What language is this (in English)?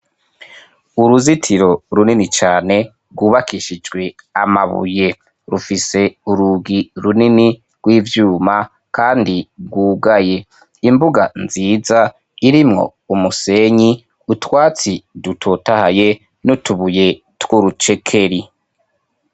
Rundi